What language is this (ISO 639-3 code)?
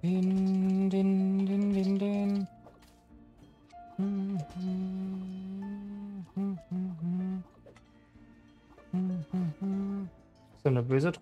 deu